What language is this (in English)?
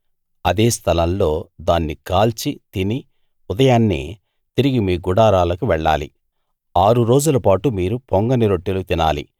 Telugu